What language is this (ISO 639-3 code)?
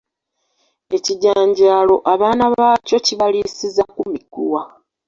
lug